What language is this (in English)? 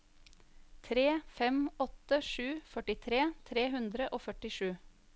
Norwegian